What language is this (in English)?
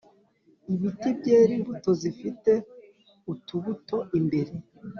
Kinyarwanda